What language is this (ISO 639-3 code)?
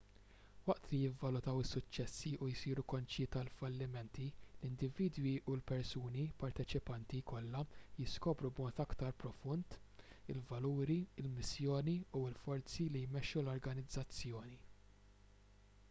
mlt